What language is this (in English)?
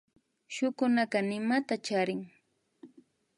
Imbabura Highland Quichua